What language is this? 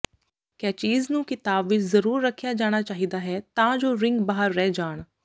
Punjabi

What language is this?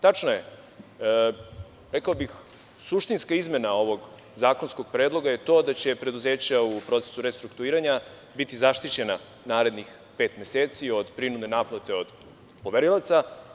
Serbian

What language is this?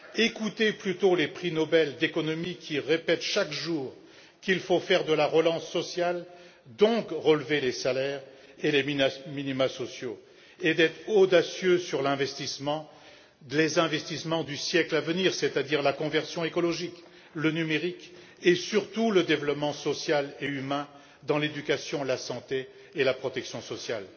French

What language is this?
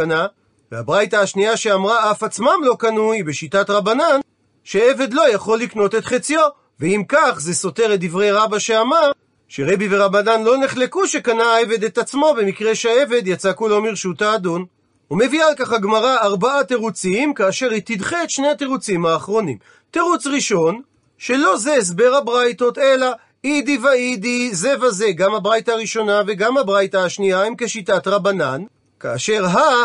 Hebrew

